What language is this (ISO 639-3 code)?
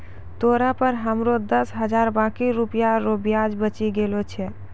mai